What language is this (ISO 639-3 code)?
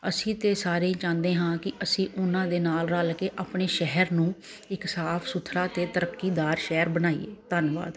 pan